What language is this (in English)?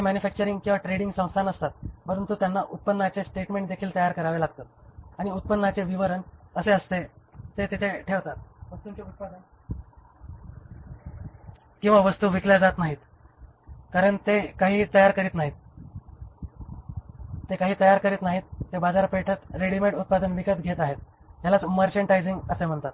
Marathi